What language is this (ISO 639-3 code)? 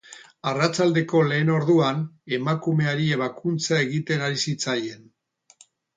eus